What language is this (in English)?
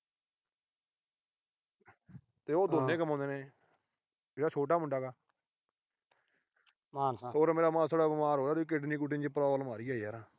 Punjabi